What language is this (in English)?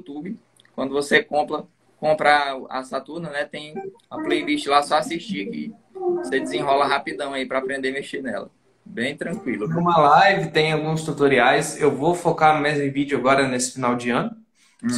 Portuguese